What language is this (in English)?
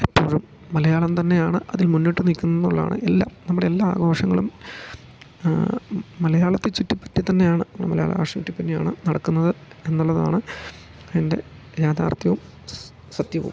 Malayalam